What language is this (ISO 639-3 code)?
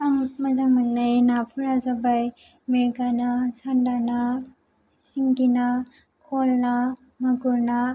brx